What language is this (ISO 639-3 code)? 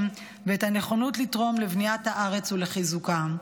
heb